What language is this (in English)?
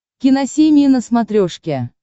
Russian